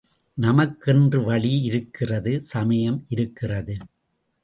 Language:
Tamil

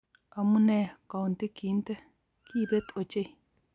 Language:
Kalenjin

